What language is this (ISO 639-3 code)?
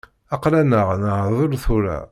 kab